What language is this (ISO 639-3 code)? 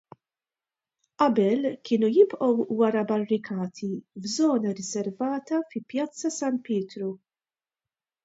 mlt